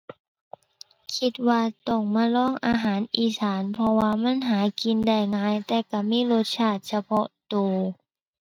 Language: Thai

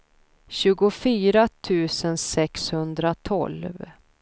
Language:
Swedish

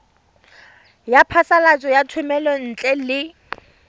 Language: Tswana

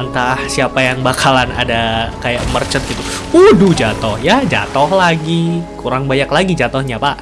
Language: Indonesian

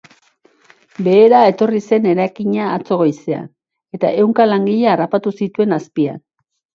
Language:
Basque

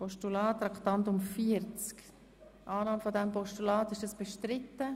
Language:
Swiss German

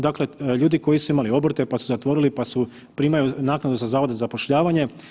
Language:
Croatian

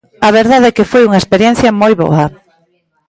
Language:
Galician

